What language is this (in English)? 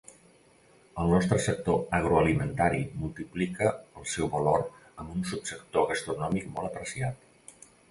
Catalan